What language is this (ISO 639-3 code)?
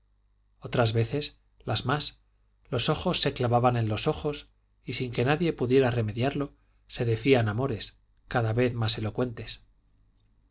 spa